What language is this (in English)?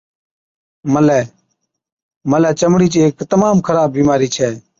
Od